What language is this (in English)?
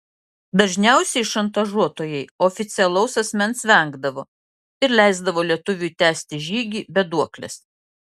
Lithuanian